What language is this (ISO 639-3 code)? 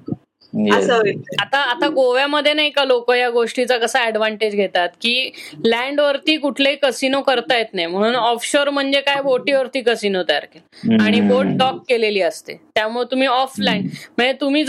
mar